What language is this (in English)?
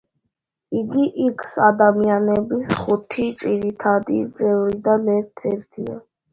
Georgian